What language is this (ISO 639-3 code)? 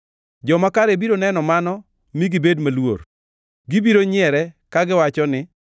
luo